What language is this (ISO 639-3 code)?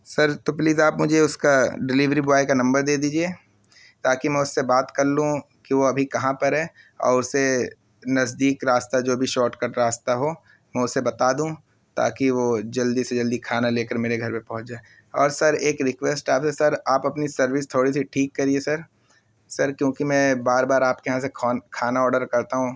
urd